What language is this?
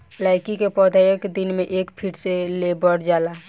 Bhojpuri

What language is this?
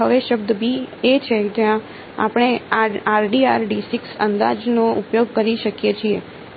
Gujarati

